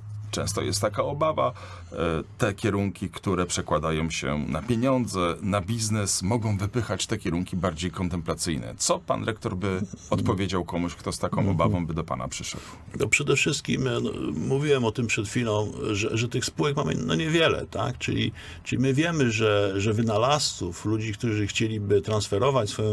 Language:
Polish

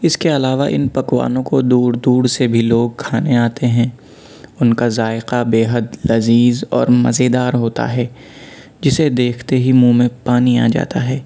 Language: Urdu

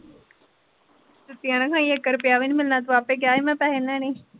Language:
Punjabi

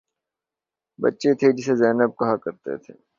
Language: Urdu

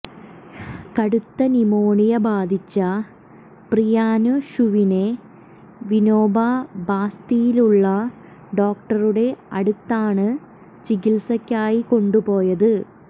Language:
Malayalam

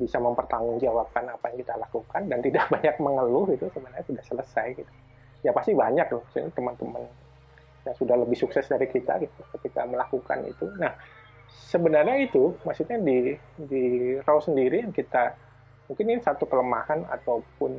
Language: Indonesian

